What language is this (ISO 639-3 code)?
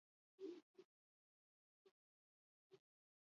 eus